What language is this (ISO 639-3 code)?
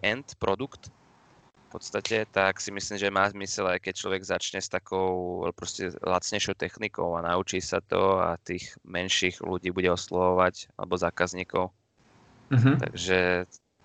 slk